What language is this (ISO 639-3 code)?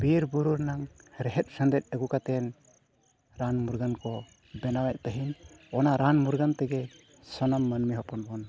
sat